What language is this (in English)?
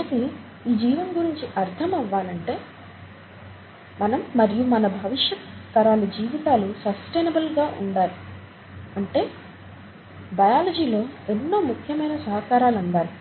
Telugu